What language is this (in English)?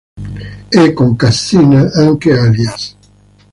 Italian